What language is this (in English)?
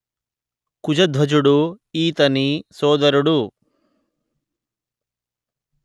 Telugu